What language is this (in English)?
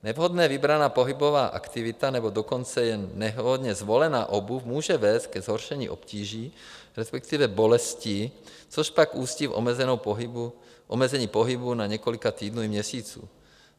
Czech